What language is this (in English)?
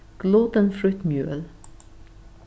Faroese